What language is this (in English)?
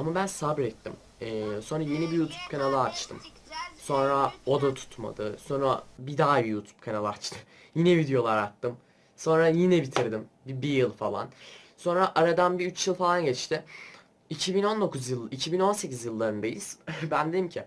Turkish